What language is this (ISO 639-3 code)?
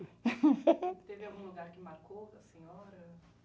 por